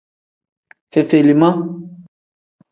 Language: Tem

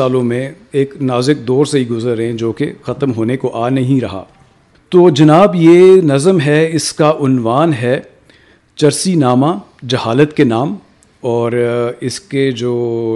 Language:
Urdu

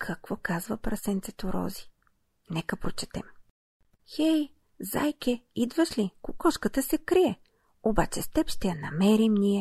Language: Bulgarian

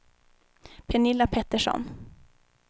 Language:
Swedish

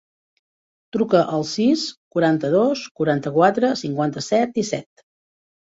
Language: Catalan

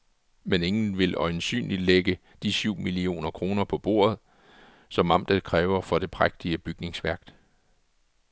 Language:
Danish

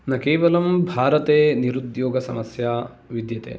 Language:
Sanskrit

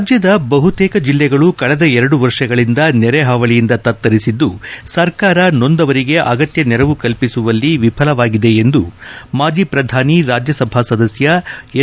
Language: Kannada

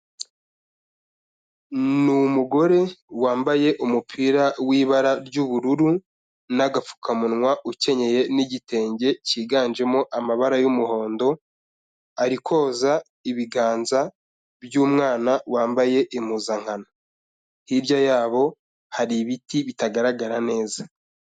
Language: Kinyarwanda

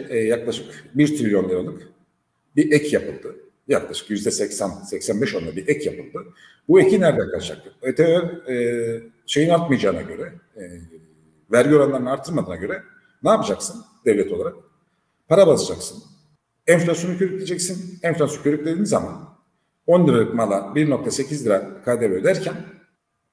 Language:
Turkish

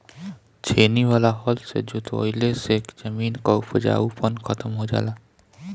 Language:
Bhojpuri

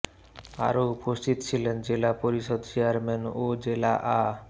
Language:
Bangla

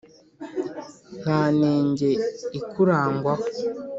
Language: Kinyarwanda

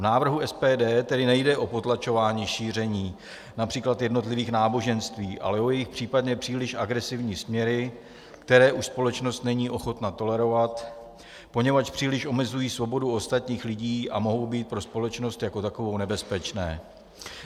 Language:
Czech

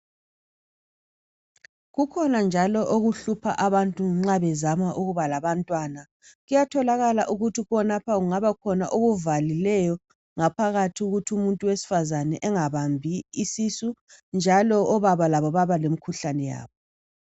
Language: North Ndebele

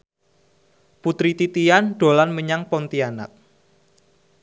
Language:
Javanese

